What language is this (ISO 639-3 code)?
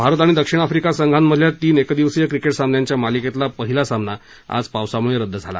mar